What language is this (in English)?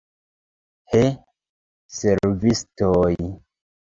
Esperanto